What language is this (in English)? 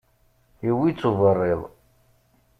Kabyle